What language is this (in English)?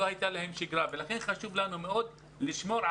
Hebrew